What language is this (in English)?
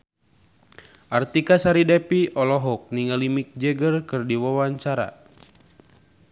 Sundanese